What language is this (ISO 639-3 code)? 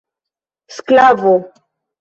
epo